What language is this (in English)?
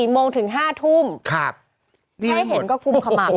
Thai